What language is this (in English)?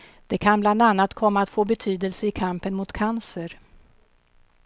Swedish